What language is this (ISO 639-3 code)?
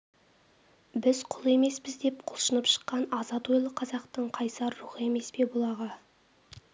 kaz